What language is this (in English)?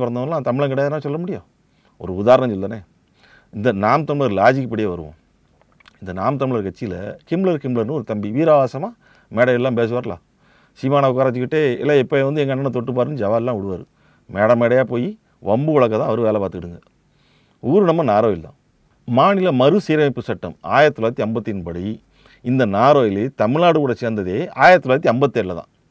Tamil